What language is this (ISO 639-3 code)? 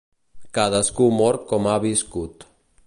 cat